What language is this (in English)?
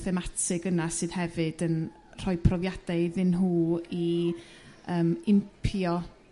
Welsh